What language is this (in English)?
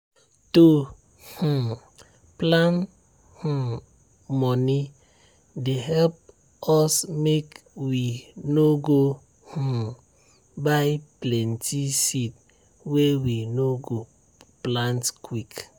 Nigerian Pidgin